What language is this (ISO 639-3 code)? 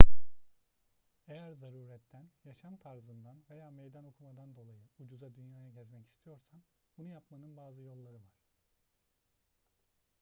tur